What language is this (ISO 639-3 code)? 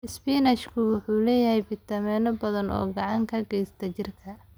som